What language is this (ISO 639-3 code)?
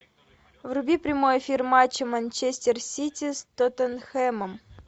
rus